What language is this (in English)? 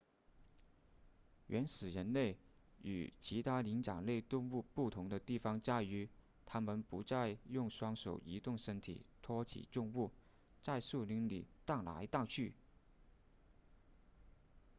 Chinese